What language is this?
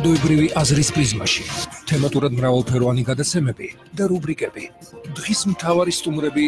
Polish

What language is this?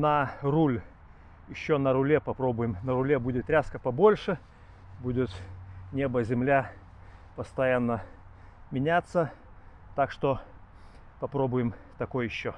Russian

